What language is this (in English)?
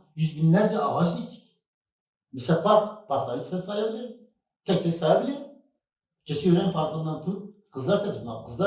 Turkish